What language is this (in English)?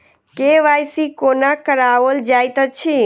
Maithili